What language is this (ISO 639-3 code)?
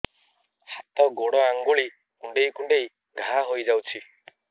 ori